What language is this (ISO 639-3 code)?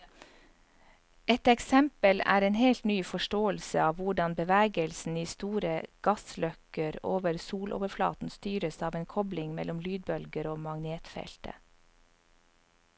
nor